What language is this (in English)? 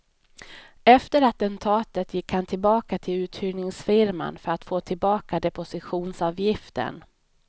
Swedish